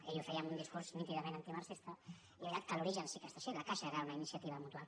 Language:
Catalan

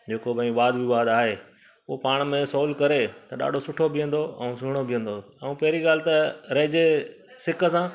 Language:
Sindhi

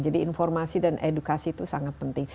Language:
Indonesian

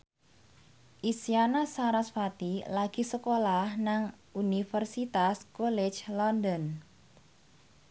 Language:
Javanese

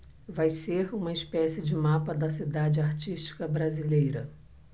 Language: Portuguese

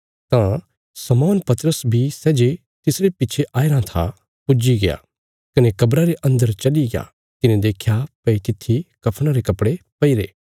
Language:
Bilaspuri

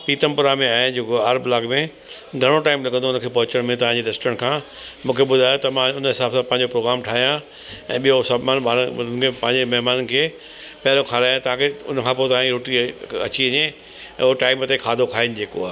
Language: Sindhi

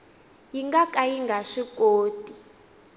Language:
Tsonga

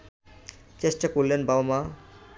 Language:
Bangla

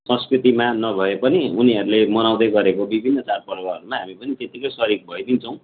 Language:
Nepali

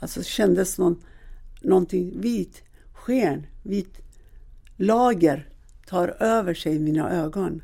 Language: Swedish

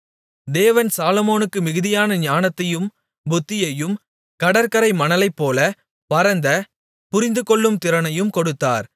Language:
Tamil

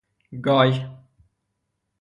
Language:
Persian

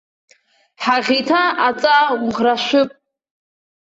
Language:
Abkhazian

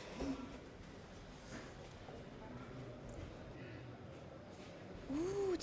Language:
Arabic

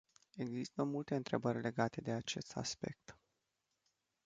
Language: Romanian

